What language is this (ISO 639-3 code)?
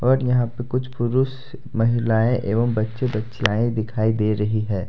hin